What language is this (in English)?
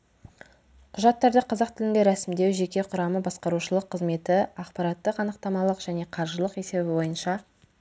Kazakh